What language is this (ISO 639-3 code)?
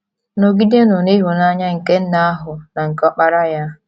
ibo